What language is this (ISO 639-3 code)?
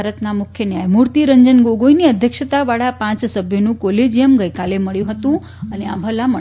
guj